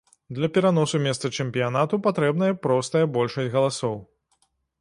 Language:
Belarusian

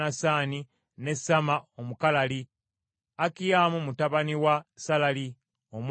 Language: Ganda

